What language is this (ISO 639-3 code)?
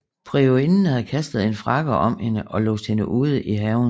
dan